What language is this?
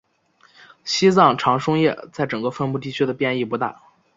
Chinese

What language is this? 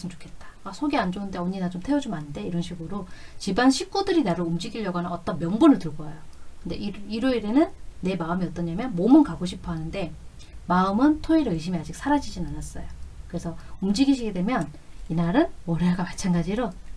Korean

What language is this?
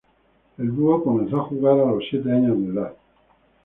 Spanish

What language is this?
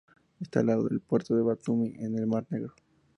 Spanish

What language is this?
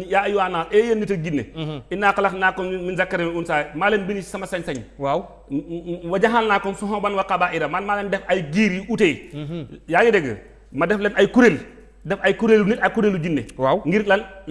Indonesian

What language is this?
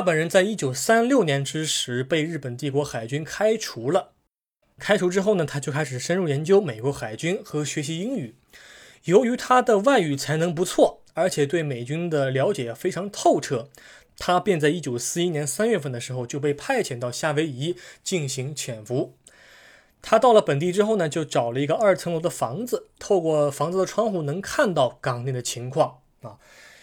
Chinese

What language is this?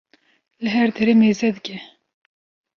Kurdish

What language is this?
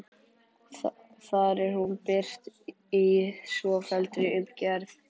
Icelandic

